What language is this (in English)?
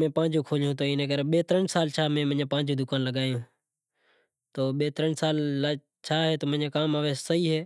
Kachi Koli